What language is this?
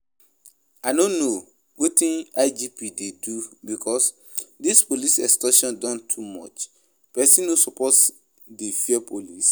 Nigerian Pidgin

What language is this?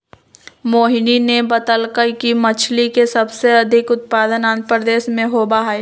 Magahi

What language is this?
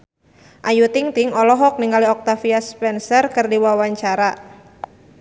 Sundanese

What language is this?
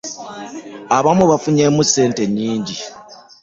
Ganda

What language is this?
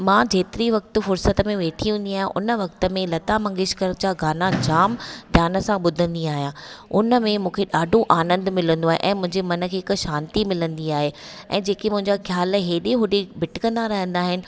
Sindhi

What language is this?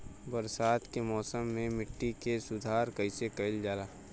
Bhojpuri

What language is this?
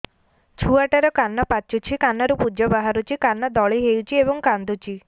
Odia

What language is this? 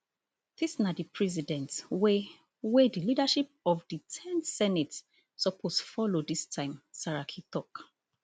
Nigerian Pidgin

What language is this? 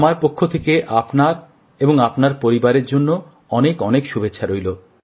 Bangla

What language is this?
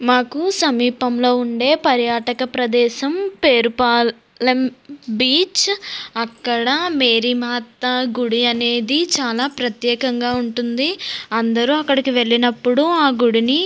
Telugu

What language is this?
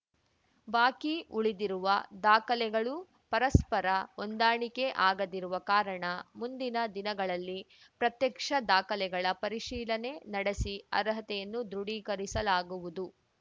Kannada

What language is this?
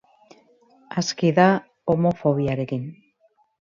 Basque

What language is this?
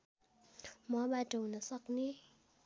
Nepali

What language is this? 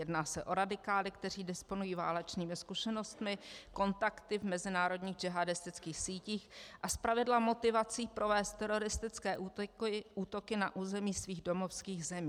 Czech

